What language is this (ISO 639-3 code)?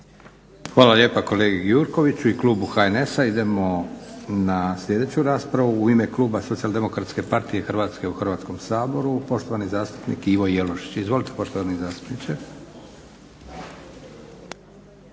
hrv